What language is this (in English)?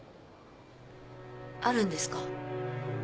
Japanese